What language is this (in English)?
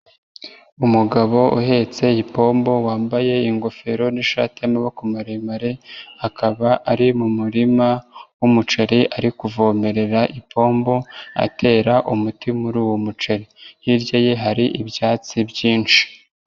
Kinyarwanda